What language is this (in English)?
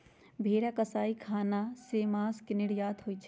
Magahi